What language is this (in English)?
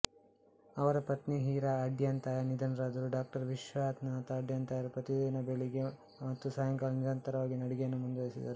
Kannada